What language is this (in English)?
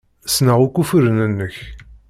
Kabyle